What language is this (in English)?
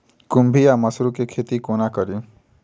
Maithili